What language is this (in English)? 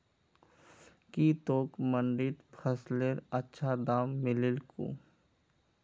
Magahi